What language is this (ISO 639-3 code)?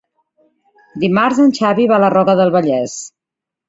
cat